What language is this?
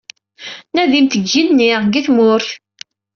Kabyle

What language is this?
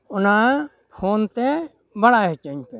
Santali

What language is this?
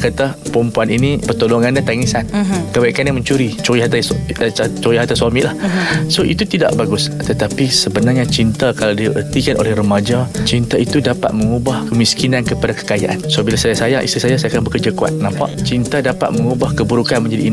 Malay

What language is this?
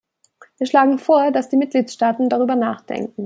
German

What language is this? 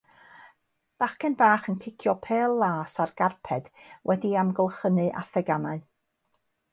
Welsh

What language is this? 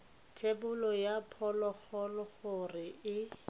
Tswana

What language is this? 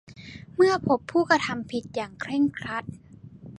Thai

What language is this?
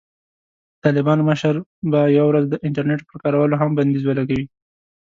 Pashto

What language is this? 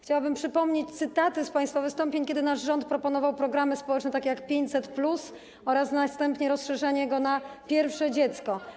Polish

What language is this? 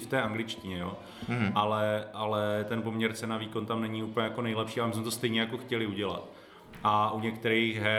Czech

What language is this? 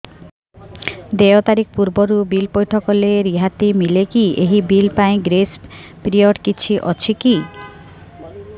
Odia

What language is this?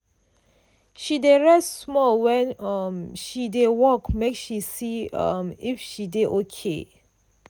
Nigerian Pidgin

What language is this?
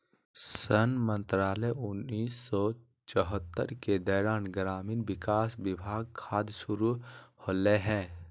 Magahi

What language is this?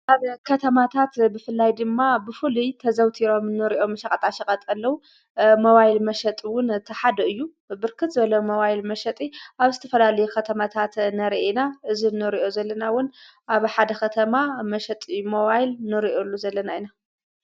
Tigrinya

